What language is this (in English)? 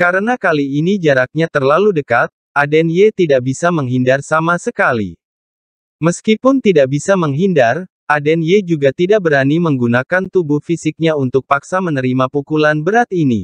Indonesian